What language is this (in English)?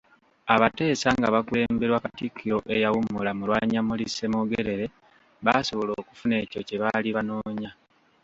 Ganda